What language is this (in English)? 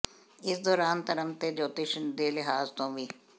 Punjabi